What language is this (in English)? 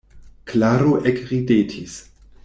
Esperanto